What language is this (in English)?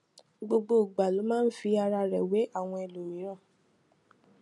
Yoruba